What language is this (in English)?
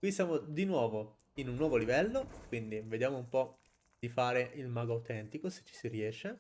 Italian